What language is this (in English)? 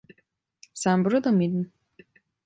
Turkish